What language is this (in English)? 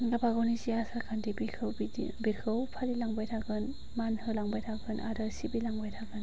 Bodo